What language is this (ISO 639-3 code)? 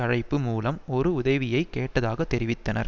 tam